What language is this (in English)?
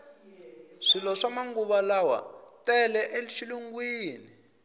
Tsonga